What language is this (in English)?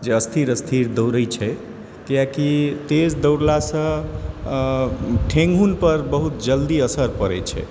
Maithili